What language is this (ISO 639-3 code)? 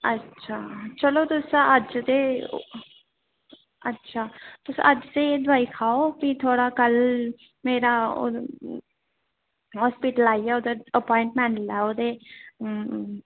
doi